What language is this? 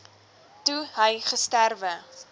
Afrikaans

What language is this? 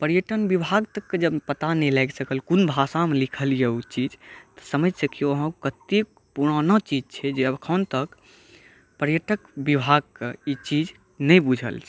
Maithili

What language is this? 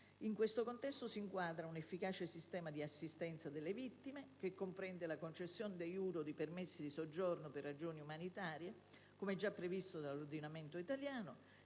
Italian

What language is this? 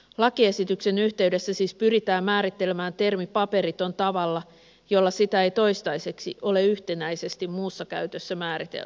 Finnish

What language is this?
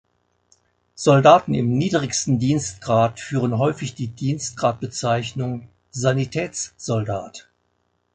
German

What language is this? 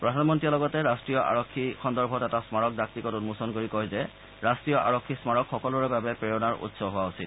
Assamese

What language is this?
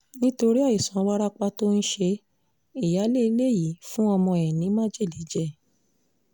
Yoruba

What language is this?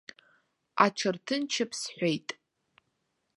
Abkhazian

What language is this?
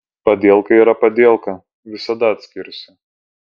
Lithuanian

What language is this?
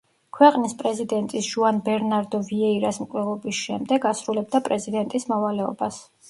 Georgian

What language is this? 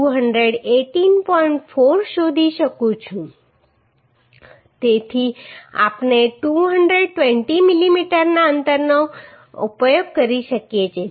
Gujarati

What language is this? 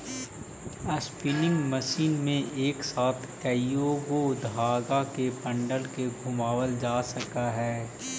Magahi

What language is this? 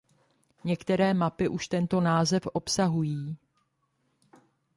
Czech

